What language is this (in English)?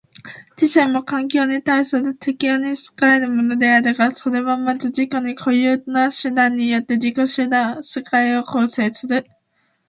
Japanese